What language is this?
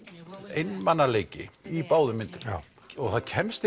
Icelandic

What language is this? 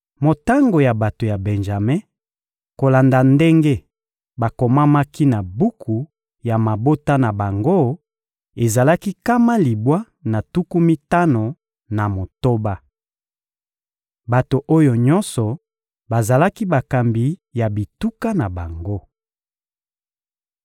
Lingala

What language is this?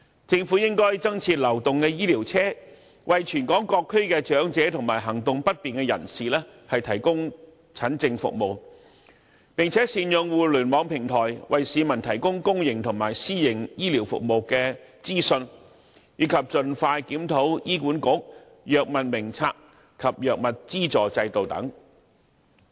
Cantonese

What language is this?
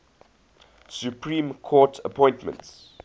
English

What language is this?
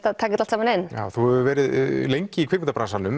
Icelandic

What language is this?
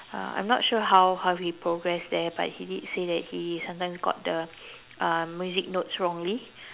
English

